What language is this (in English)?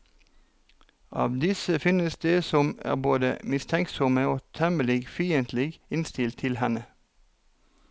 Norwegian